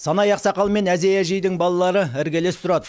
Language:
Kazakh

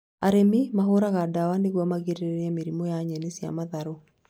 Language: Kikuyu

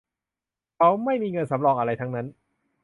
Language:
Thai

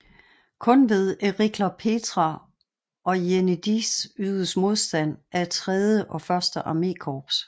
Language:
Danish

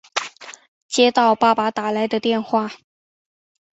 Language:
Chinese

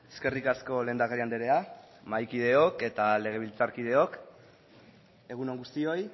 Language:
Basque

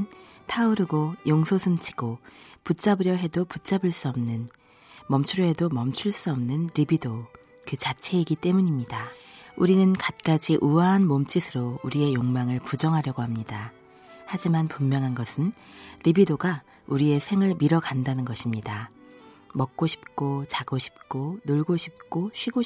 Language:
Korean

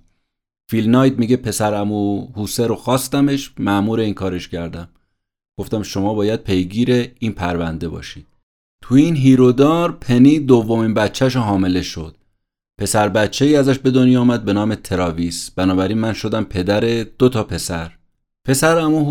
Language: Persian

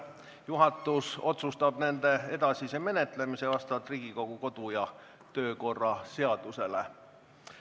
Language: Estonian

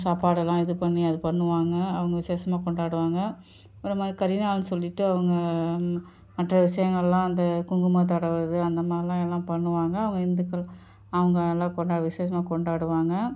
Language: Tamil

